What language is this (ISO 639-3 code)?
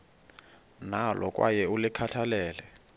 xho